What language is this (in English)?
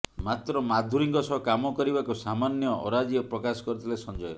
Odia